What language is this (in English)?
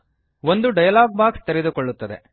Kannada